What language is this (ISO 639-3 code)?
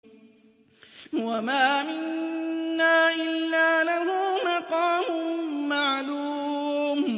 ara